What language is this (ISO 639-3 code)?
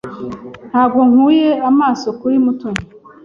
kin